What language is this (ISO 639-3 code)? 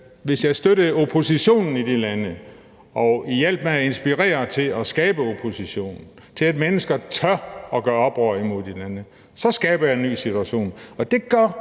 dan